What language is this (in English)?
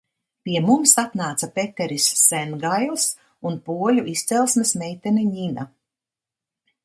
Latvian